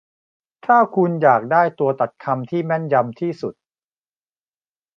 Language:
Thai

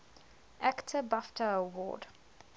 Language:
English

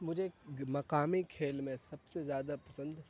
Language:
Urdu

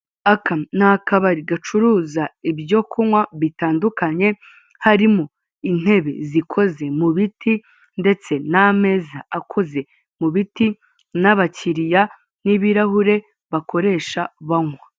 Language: Kinyarwanda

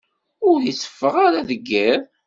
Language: Kabyle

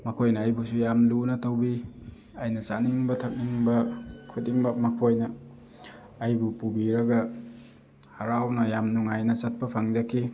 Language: Manipuri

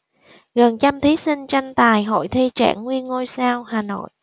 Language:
Vietnamese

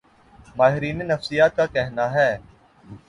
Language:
Urdu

